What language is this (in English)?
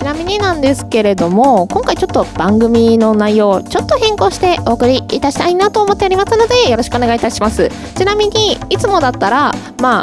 Japanese